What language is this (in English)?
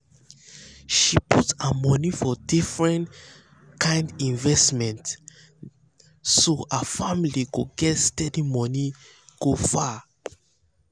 Nigerian Pidgin